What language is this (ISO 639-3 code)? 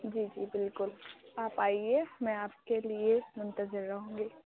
urd